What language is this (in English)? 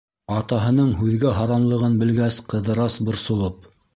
Bashkir